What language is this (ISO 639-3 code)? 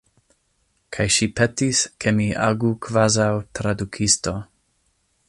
epo